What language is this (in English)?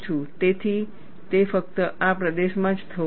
Gujarati